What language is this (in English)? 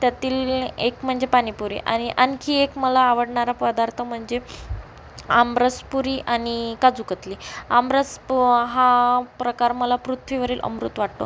Marathi